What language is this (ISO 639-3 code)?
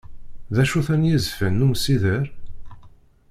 kab